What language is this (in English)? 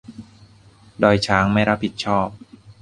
Thai